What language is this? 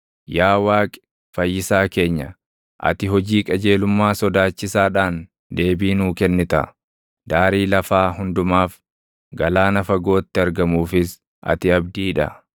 Oromo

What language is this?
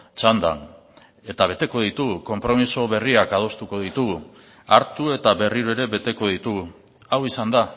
Basque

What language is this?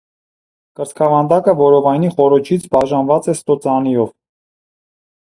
Armenian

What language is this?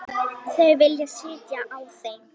Icelandic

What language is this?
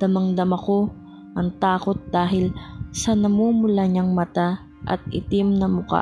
Filipino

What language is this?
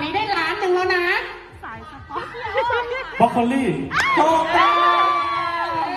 Thai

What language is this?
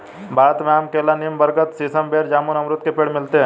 Hindi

